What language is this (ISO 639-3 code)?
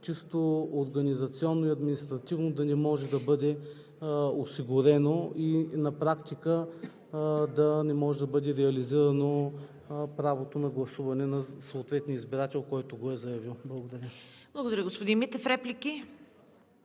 bul